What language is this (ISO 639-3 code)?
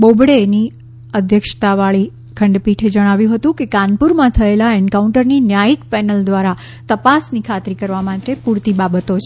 guj